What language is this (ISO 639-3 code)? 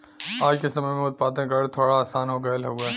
bho